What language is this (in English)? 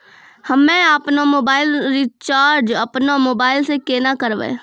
Maithili